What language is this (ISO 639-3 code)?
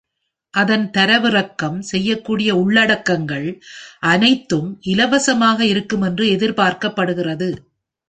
tam